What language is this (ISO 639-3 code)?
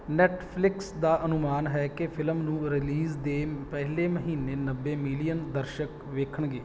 pan